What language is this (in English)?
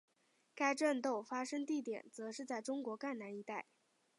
Chinese